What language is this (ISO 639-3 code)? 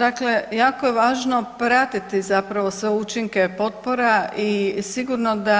hrv